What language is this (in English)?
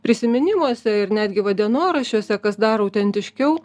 Lithuanian